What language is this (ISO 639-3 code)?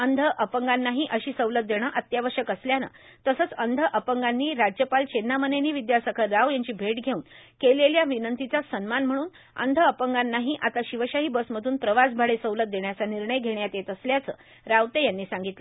mar